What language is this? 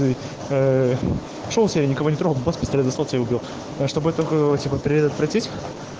Russian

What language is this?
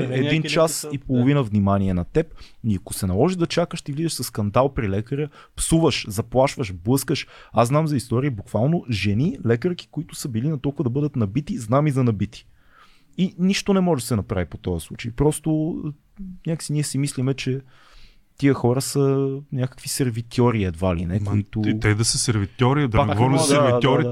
Bulgarian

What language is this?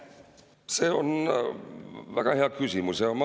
Estonian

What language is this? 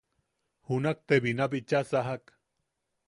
Yaqui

